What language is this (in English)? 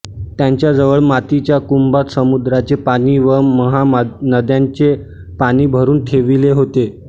Marathi